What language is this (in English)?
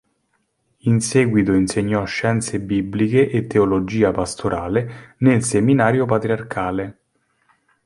Italian